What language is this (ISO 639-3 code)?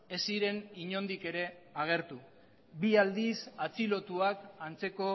eus